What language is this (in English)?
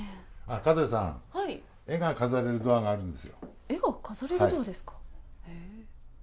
Japanese